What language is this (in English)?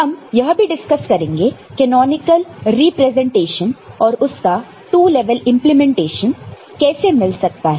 Hindi